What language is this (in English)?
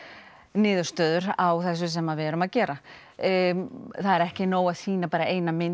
Icelandic